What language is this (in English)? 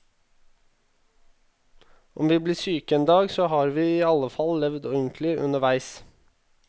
Norwegian